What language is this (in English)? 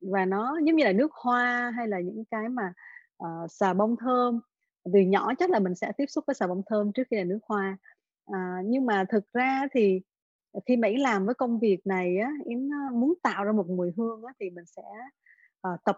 Vietnamese